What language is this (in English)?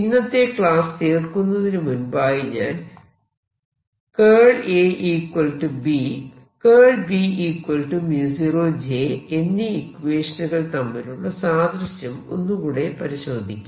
Malayalam